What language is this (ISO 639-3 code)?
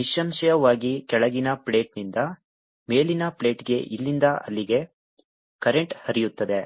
kan